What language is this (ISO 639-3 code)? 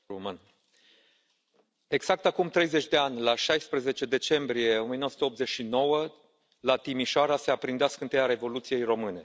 ron